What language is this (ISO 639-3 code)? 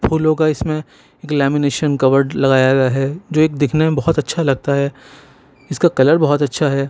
urd